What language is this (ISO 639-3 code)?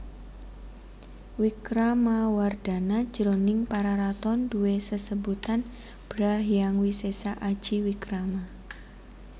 jav